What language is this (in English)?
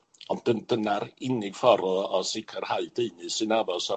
Welsh